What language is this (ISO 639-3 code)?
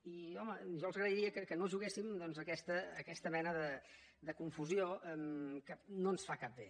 cat